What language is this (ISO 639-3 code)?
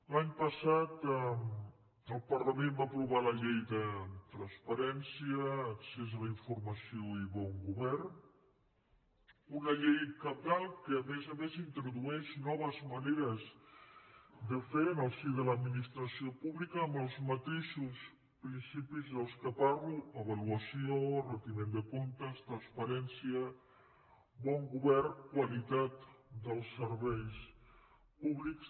cat